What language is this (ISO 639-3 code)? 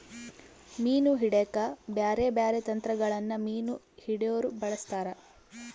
kan